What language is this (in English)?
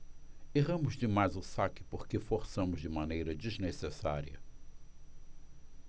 Portuguese